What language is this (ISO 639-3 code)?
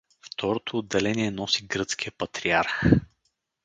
bul